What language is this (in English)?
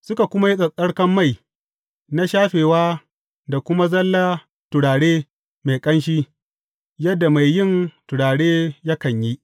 Hausa